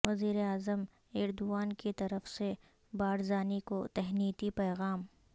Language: Urdu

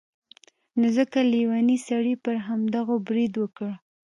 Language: Pashto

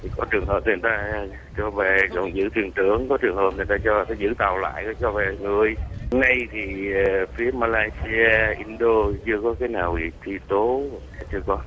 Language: Vietnamese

